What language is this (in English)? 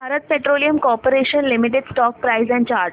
Marathi